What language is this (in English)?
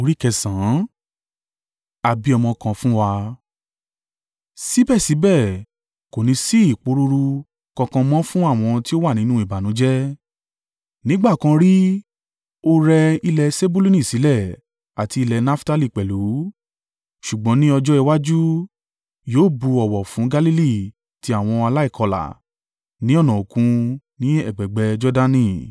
Yoruba